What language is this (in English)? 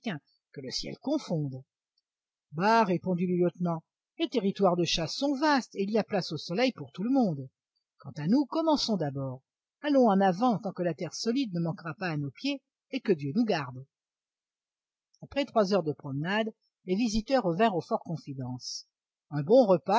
French